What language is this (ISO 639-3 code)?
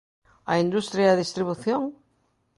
glg